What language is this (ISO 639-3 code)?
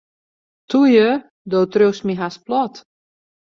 fry